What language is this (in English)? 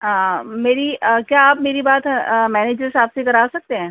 Urdu